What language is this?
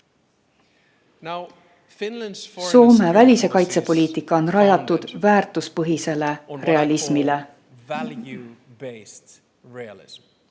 Estonian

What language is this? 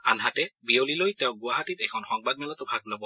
Assamese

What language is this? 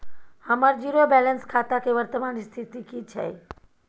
Maithili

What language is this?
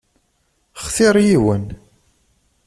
Kabyle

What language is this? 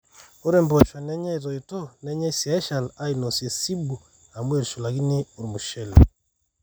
Masai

